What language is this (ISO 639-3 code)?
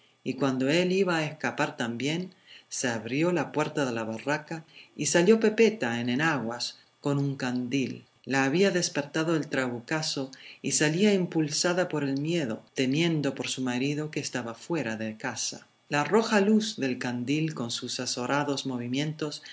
spa